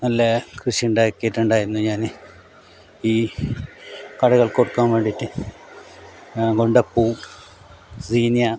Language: Malayalam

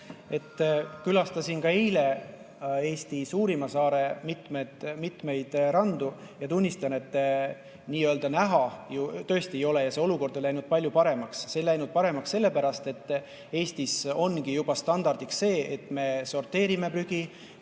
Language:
Estonian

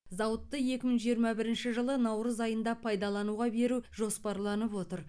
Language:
Kazakh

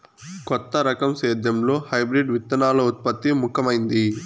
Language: Telugu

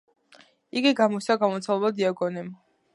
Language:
Georgian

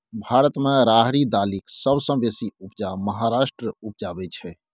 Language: Maithili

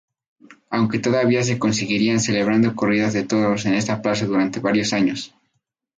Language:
Spanish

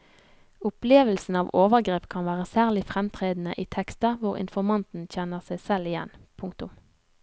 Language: Norwegian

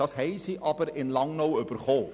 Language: Swiss German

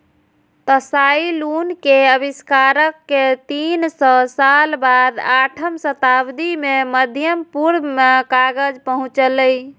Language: Maithili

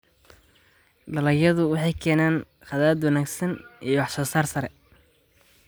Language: Somali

